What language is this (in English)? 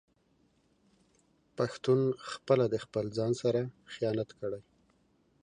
Pashto